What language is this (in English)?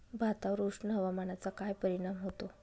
Marathi